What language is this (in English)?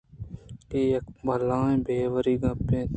Eastern Balochi